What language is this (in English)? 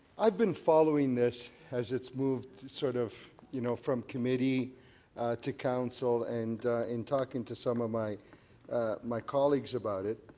English